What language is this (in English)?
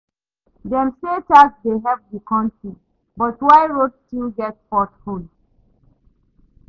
Nigerian Pidgin